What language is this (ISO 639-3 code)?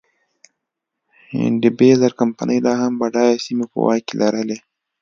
pus